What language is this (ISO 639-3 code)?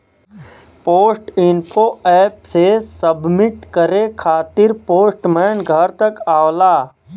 bho